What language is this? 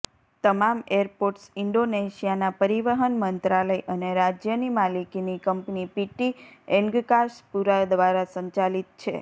Gujarati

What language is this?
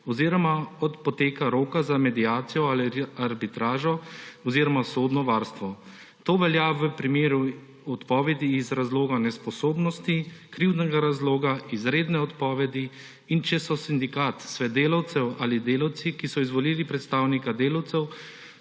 Slovenian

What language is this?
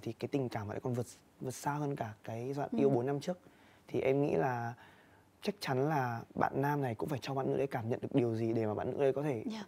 Vietnamese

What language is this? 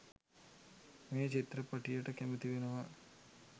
Sinhala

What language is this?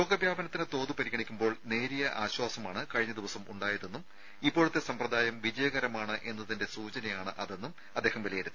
Malayalam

